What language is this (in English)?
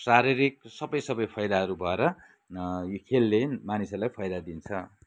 Nepali